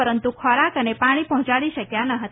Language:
Gujarati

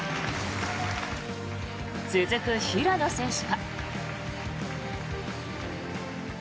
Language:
Japanese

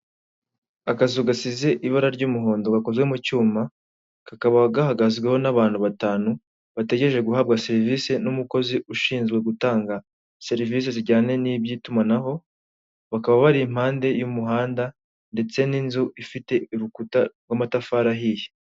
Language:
Kinyarwanda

